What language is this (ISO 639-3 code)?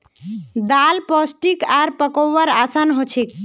mag